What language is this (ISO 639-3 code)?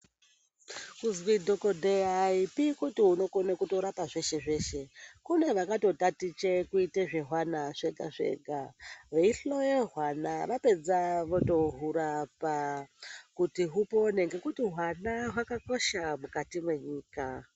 ndc